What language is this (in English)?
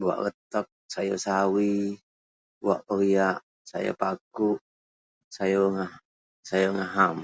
Central Melanau